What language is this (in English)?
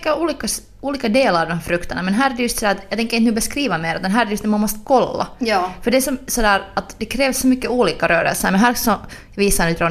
Swedish